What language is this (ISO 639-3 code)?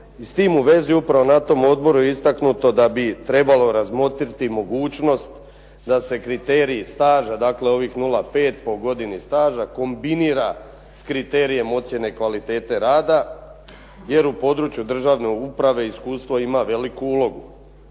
hrv